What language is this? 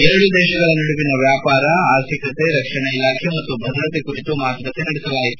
Kannada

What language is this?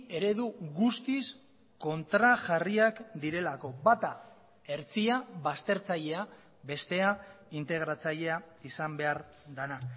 Basque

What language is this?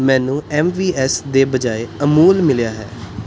Punjabi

